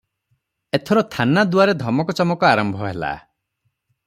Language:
Odia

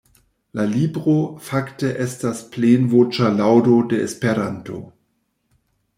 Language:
Esperanto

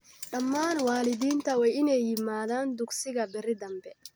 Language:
Somali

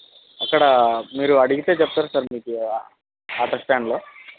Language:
Telugu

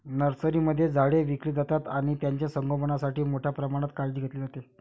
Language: Marathi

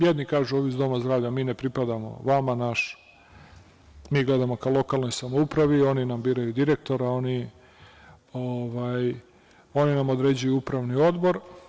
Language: Serbian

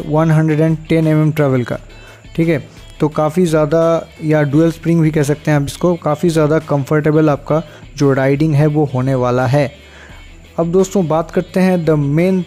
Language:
Hindi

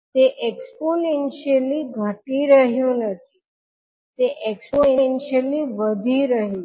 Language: Gujarati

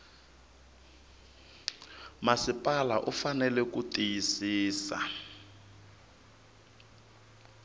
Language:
Tsonga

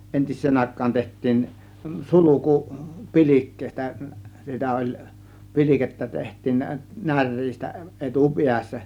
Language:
Finnish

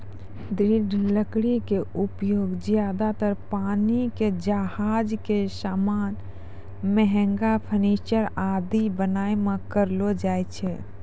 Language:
Maithili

